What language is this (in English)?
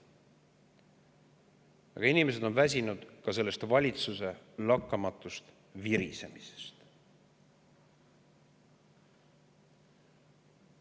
Estonian